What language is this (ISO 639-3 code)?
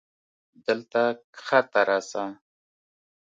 pus